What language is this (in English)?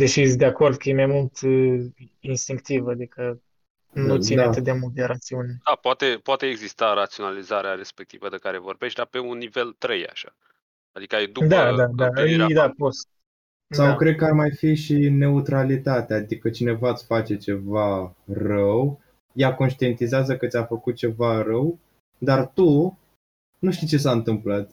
Romanian